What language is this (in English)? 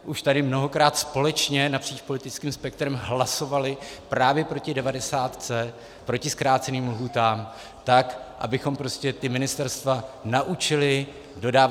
Czech